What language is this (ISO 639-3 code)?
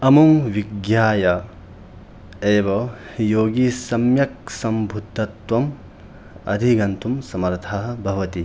san